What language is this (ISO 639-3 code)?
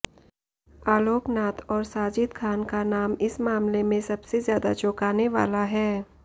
hin